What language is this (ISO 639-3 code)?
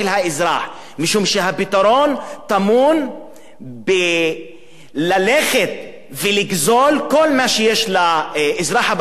heb